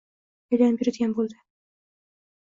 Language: Uzbek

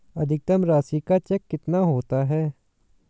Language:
Hindi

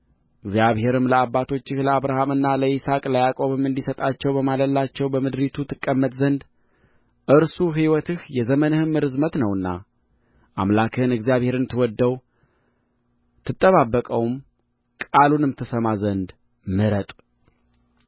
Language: Amharic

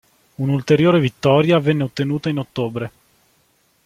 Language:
Italian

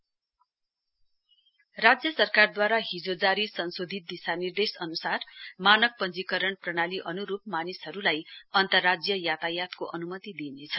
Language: Nepali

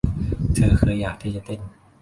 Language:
Thai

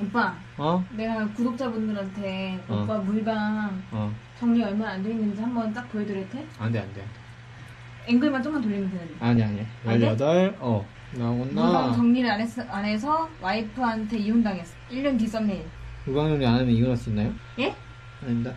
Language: Korean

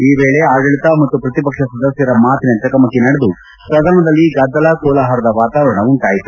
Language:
Kannada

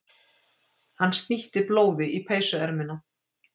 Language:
Icelandic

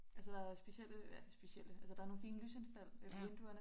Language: Danish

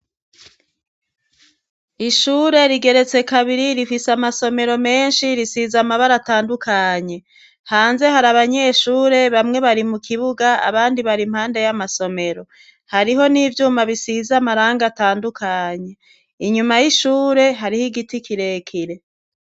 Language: Rundi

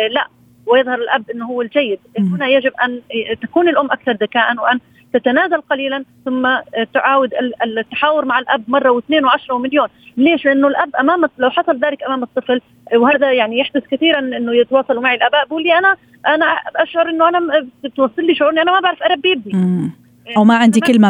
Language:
Arabic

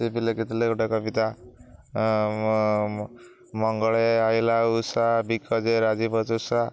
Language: Odia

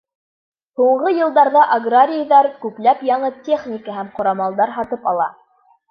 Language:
Bashkir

